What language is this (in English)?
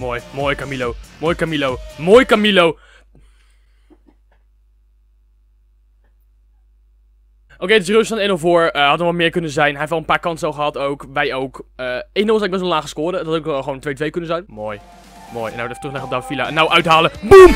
Dutch